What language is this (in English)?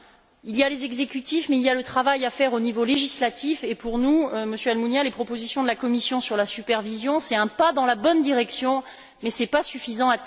French